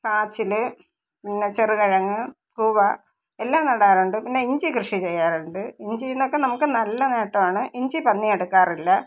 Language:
Malayalam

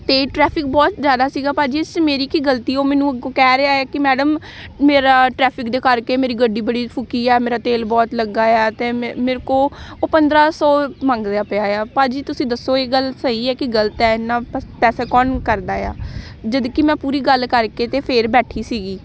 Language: Punjabi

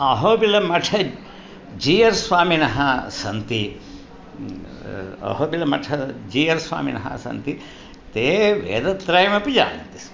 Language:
Sanskrit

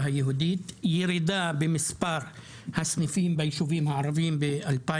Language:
Hebrew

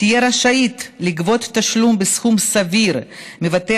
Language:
Hebrew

